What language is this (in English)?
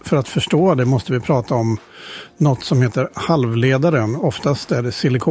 Swedish